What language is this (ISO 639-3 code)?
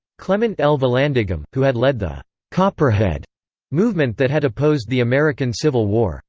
eng